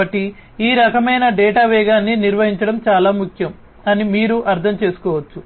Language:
Telugu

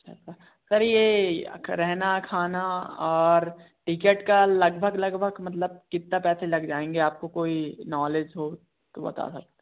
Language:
Hindi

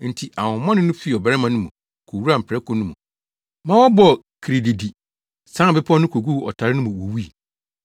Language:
Akan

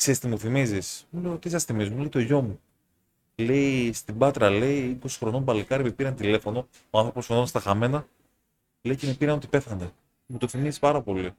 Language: Greek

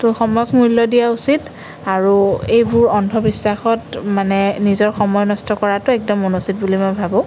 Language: Assamese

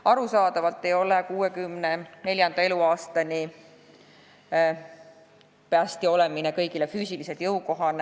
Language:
Estonian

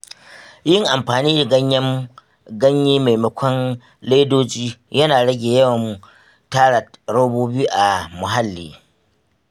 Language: Hausa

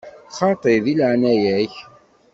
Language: Kabyle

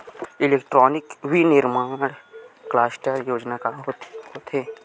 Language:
Chhattisgarhi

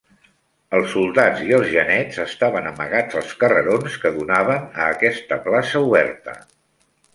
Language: Catalan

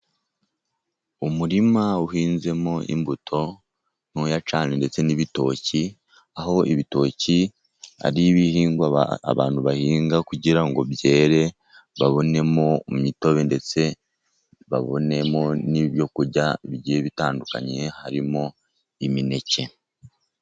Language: Kinyarwanda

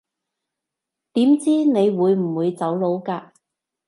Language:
Cantonese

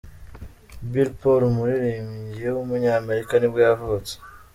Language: Kinyarwanda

